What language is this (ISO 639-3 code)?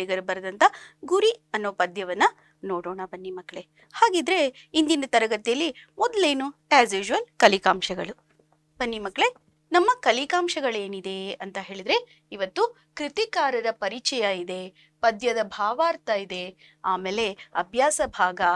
kan